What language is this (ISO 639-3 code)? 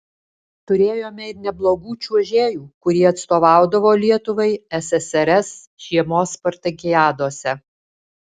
lit